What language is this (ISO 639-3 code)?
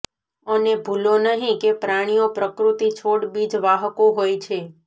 guj